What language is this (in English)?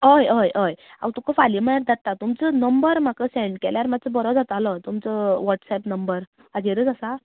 Konkani